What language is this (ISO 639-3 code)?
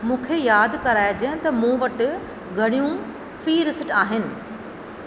snd